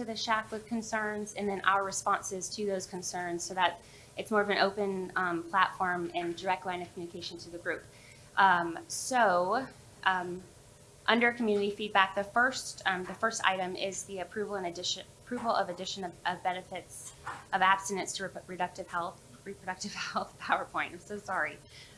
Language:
English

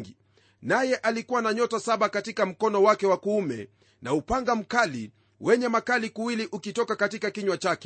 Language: Swahili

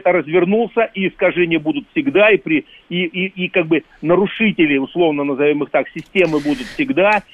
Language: Russian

